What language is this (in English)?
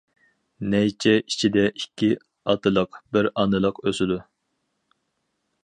Uyghur